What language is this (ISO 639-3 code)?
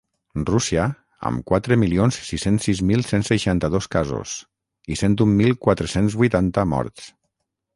cat